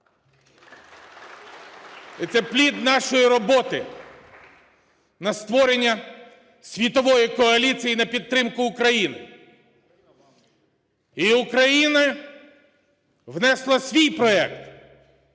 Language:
Ukrainian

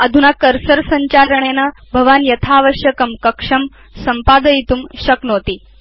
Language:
Sanskrit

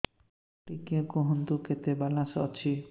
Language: Odia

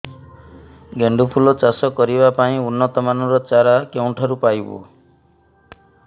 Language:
Odia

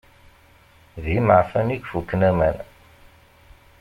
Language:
Kabyle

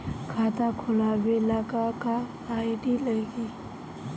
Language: Bhojpuri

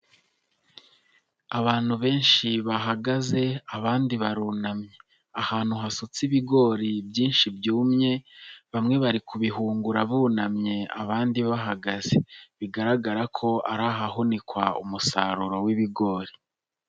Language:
Kinyarwanda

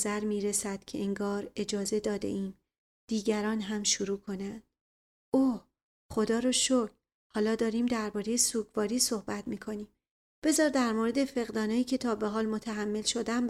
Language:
Persian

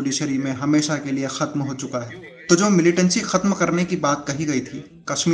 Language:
Hindi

